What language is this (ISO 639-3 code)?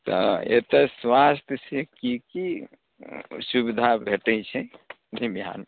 mai